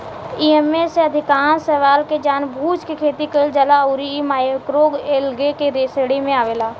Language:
Bhojpuri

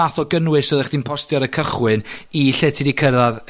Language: Welsh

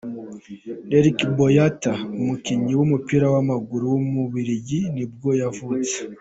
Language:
Kinyarwanda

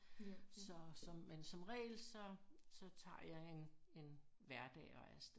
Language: Danish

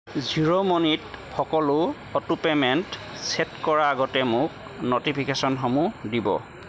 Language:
Assamese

